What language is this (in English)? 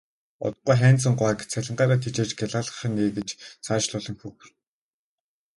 Mongolian